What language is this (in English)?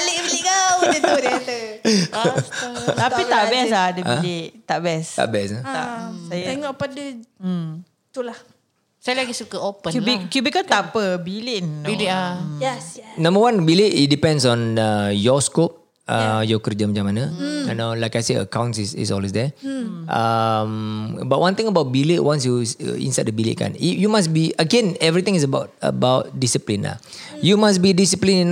Malay